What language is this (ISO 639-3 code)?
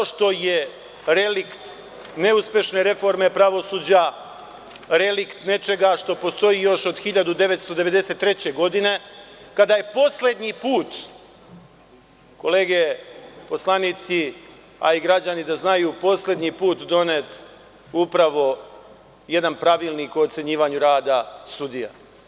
srp